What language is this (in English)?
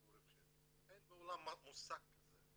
Hebrew